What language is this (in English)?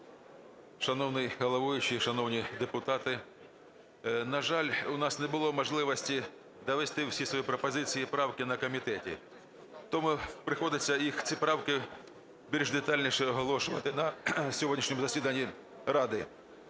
Ukrainian